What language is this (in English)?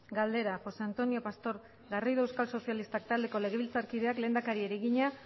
Basque